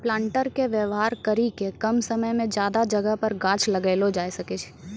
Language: Maithili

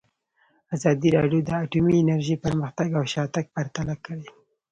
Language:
Pashto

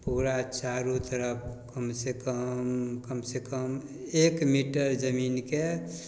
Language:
Maithili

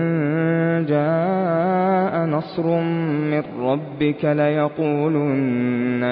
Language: Arabic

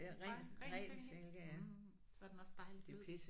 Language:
Danish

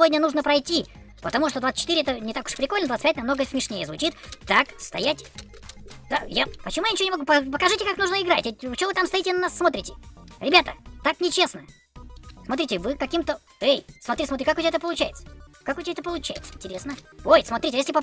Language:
Russian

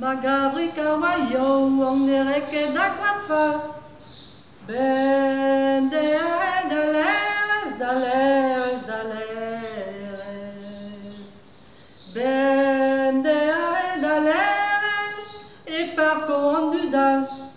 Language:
French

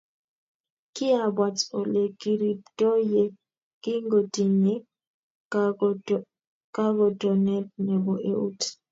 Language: Kalenjin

